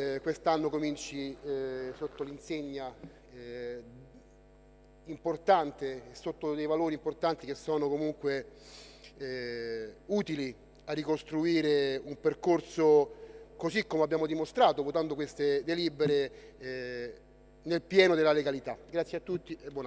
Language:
Italian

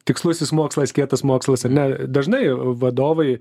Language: Lithuanian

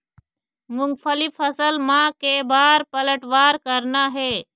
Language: Chhattisgarhi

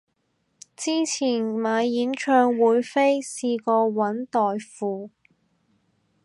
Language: Cantonese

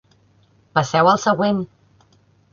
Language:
Catalan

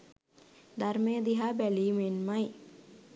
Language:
Sinhala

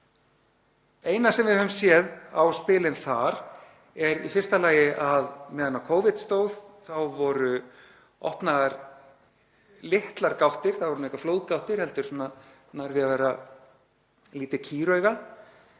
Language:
Icelandic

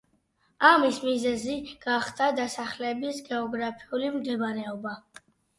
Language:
Georgian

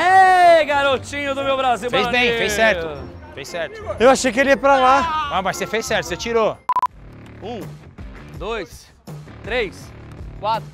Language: Portuguese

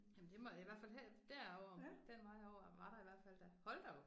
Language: Danish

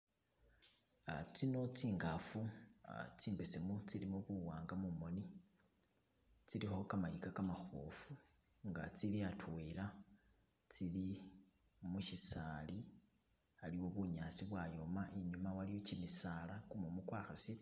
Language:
Masaaba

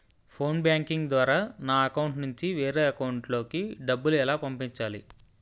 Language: Telugu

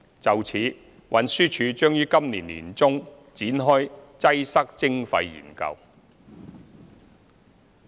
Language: Cantonese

